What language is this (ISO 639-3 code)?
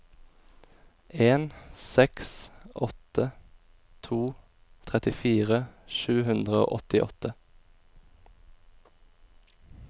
nor